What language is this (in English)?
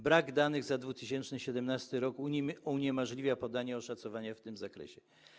Polish